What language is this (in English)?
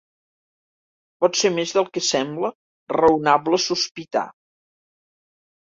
Catalan